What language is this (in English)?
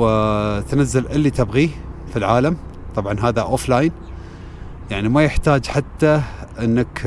Arabic